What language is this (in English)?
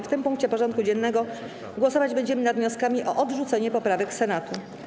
Polish